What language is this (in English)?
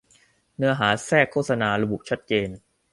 Thai